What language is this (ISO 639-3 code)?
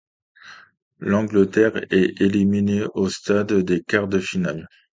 fra